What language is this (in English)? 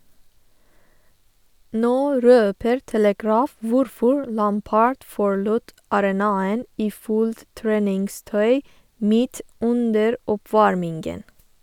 Norwegian